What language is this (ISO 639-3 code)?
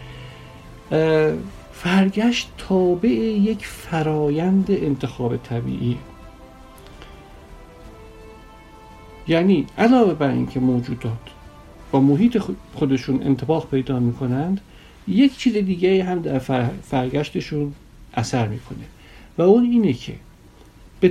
fas